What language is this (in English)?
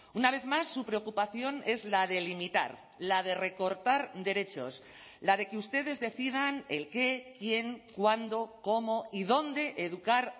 Spanish